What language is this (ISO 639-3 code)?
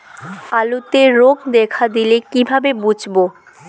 ben